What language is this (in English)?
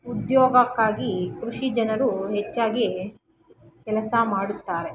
Kannada